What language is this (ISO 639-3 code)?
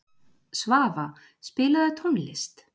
isl